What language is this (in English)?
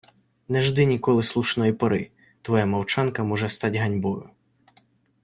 Ukrainian